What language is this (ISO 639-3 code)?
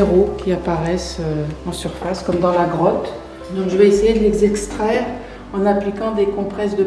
fra